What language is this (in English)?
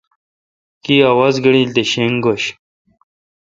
Kalkoti